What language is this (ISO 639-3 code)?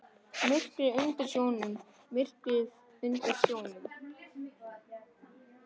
isl